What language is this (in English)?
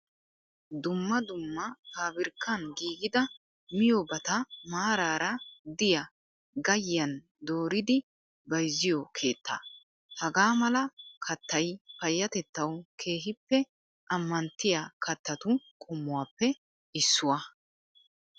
Wolaytta